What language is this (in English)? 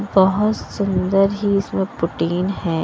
Hindi